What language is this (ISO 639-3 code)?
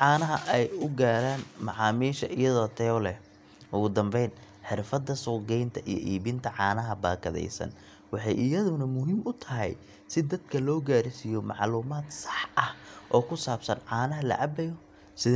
som